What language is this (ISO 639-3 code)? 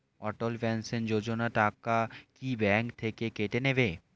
ben